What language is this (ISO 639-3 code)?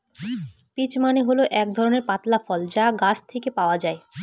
ben